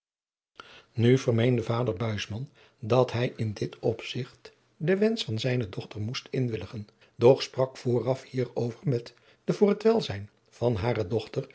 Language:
Dutch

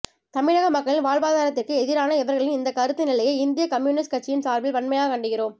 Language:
Tamil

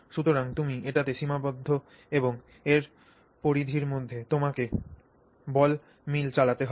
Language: Bangla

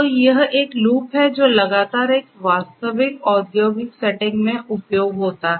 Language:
Hindi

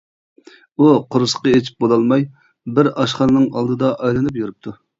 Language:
Uyghur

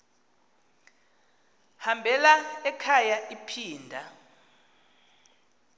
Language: Xhosa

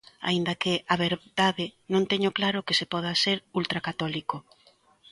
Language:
Galician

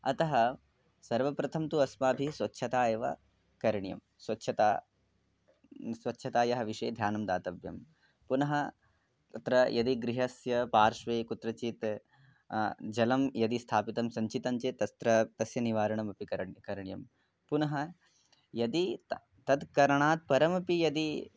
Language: Sanskrit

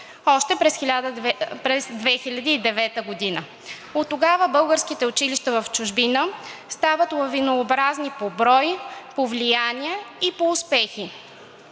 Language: Bulgarian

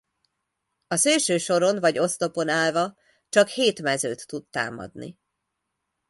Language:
Hungarian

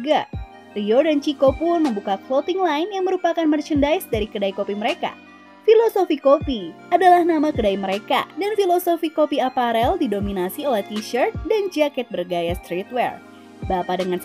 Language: Indonesian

